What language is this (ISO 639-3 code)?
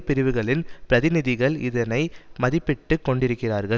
tam